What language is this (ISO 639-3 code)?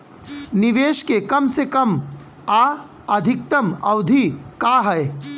bho